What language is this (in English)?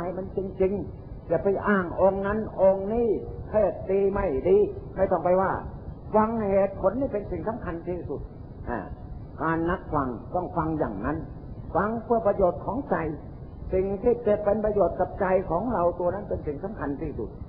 Thai